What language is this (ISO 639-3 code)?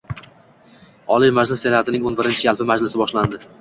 uzb